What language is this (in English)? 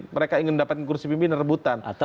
Indonesian